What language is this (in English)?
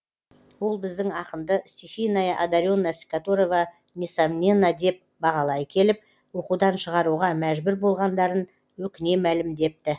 Kazakh